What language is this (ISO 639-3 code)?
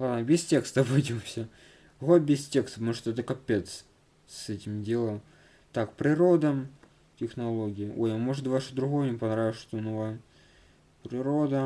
rus